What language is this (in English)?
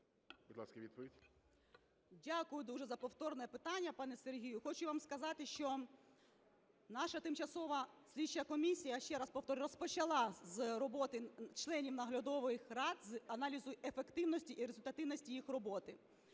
Ukrainian